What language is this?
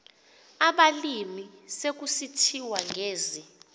Xhosa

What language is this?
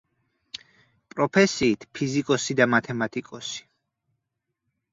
Georgian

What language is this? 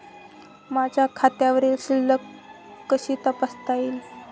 Marathi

